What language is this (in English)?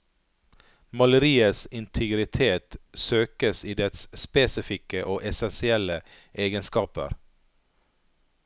Norwegian